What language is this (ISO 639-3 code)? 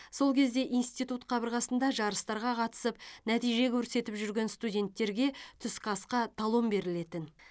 kaz